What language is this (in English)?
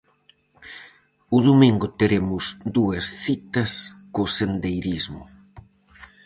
Galician